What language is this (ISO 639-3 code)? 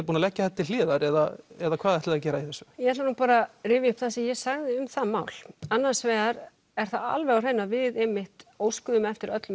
isl